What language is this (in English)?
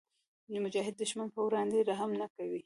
Pashto